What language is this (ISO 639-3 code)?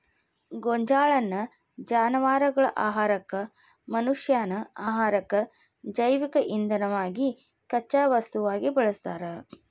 kan